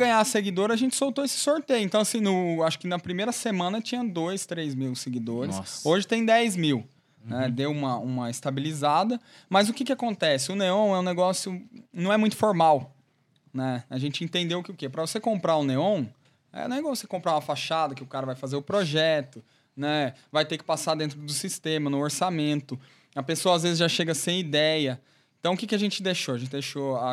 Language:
Portuguese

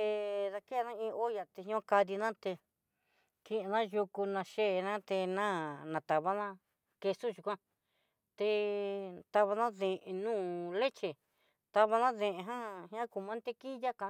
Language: Southeastern Nochixtlán Mixtec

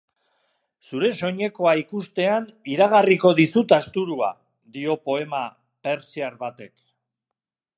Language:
Basque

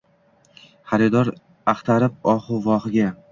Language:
Uzbek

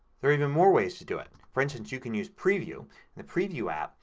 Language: English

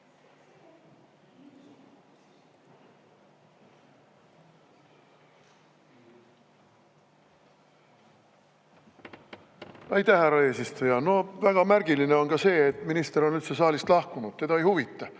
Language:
Estonian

